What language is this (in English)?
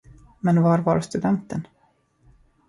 Swedish